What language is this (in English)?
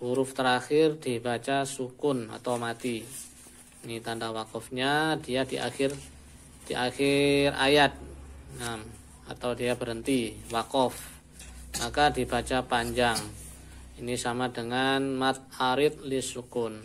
Indonesian